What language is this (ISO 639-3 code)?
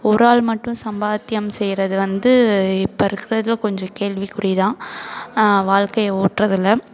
tam